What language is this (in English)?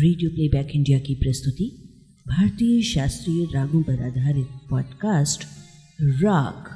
Hindi